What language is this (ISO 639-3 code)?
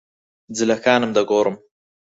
ckb